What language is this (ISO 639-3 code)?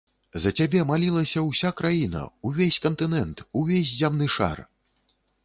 bel